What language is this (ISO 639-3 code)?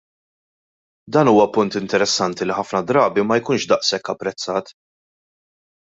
mlt